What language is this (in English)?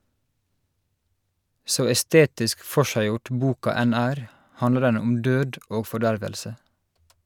Norwegian